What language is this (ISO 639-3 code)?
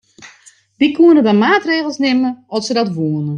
fry